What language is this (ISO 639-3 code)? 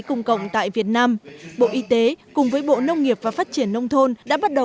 vie